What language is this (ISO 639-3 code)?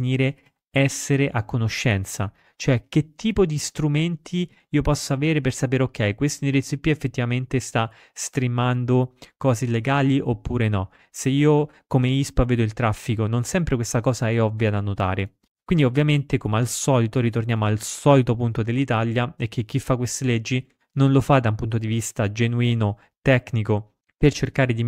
ita